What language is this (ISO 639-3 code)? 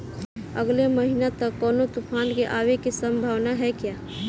bho